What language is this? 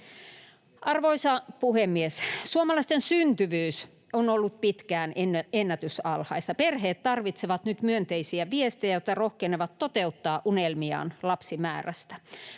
Finnish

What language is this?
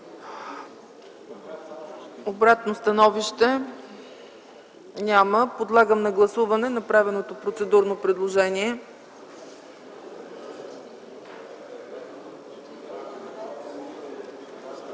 Bulgarian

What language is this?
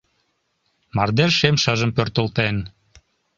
Mari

